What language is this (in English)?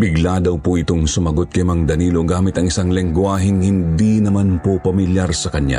Filipino